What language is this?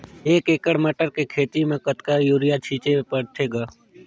Chhattisgarhi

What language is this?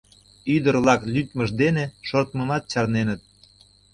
Mari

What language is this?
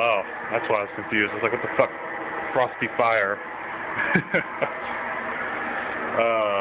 English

